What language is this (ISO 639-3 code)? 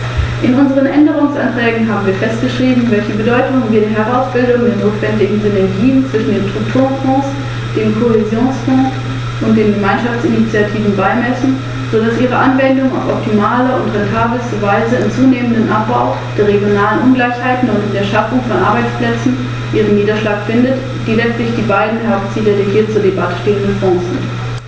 deu